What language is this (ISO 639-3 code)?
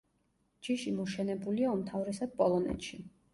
kat